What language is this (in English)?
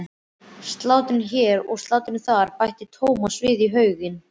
Icelandic